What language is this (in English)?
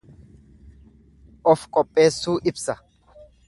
Oromo